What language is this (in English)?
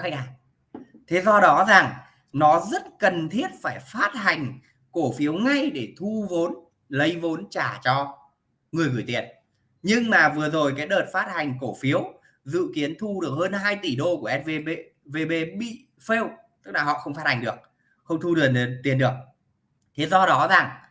Vietnamese